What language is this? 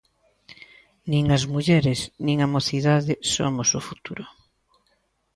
Galician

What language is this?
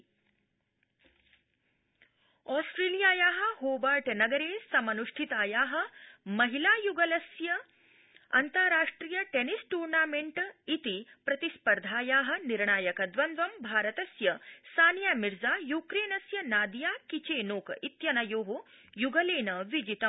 Sanskrit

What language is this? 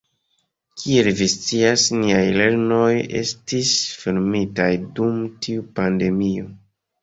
Esperanto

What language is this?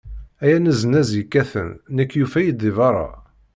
Kabyle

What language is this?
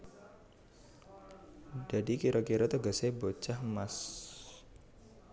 Javanese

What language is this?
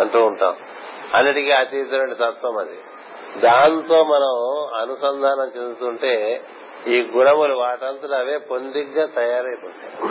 Telugu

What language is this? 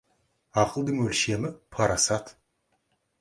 Kazakh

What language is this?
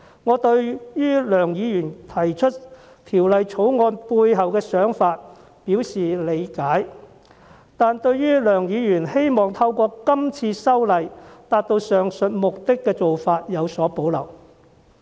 Cantonese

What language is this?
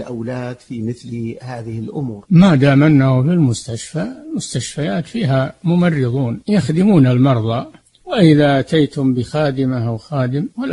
Arabic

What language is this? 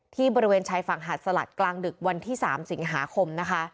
Thai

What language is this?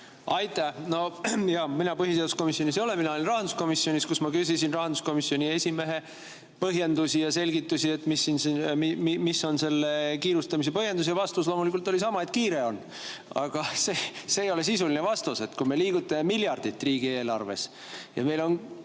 Estonian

